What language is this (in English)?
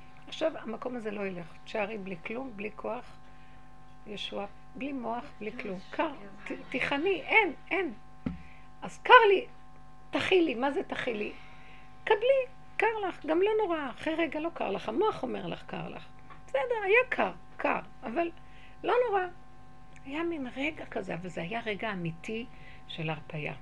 Hebrew